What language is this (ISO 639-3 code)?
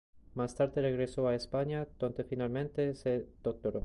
spa